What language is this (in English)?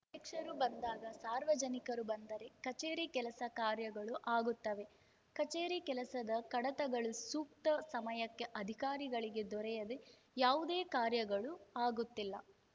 Kannada